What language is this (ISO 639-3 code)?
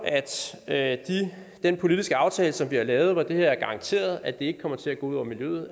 dan